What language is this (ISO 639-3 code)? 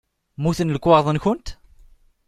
kab